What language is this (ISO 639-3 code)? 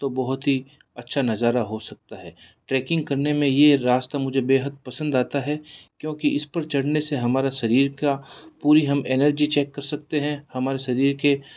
hin